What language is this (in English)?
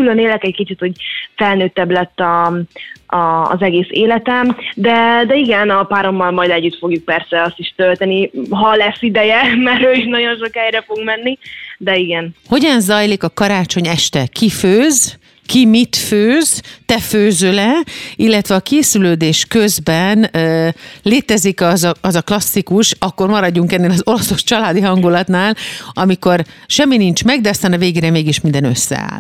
Hungarian